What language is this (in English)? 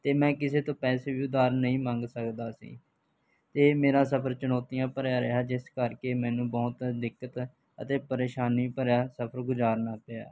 Punjabi